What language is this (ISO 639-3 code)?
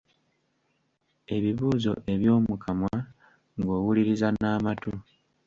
lug